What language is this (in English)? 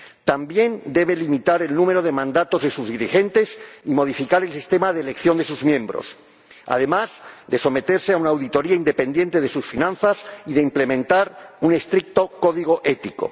Spanish